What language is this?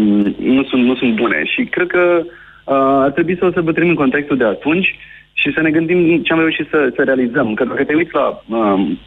Romanian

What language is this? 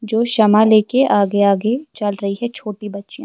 Urdu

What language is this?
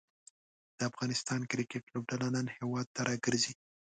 Pashto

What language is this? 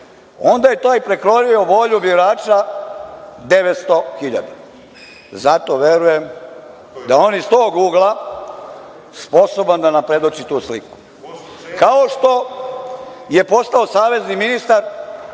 Serbian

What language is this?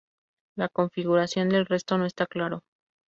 Spanish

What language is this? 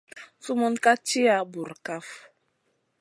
Masana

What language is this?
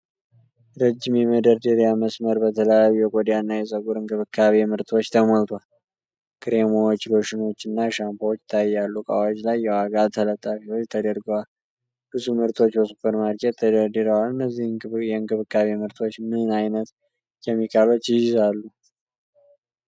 Amharic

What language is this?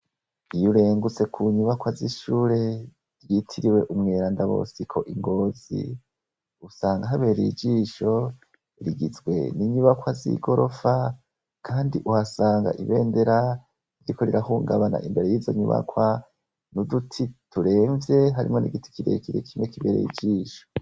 Rundi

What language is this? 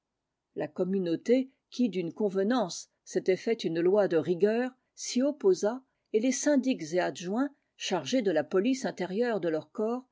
French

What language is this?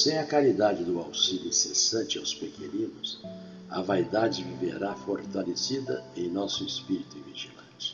Portuguese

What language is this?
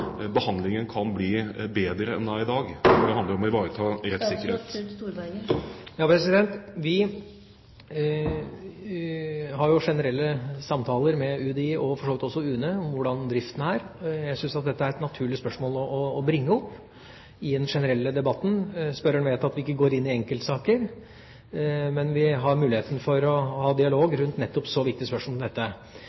Norwegian Bokmål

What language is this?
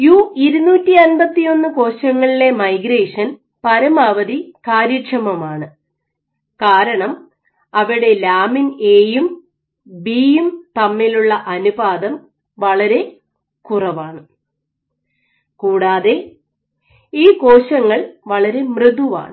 Malayalam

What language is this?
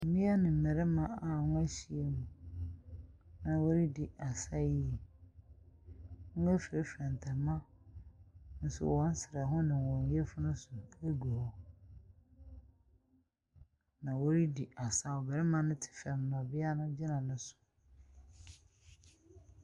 Akan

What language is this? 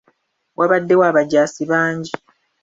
Ganda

